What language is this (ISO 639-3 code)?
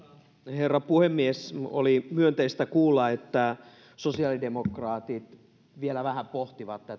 fin